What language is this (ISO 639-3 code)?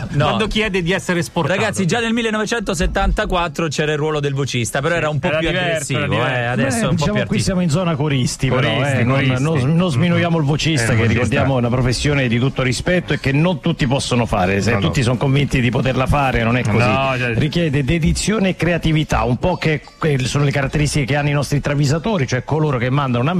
ita